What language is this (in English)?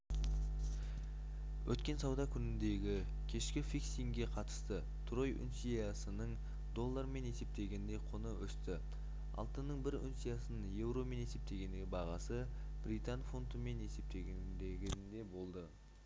Kazakh